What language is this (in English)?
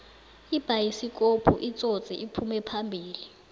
South Ndebele